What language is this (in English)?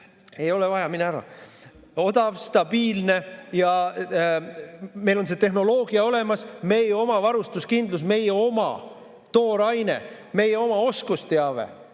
Estonian